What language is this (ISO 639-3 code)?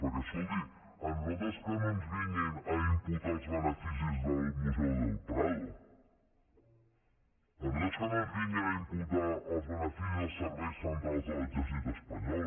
cat